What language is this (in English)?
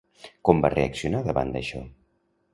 Catalan